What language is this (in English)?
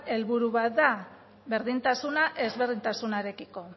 Basque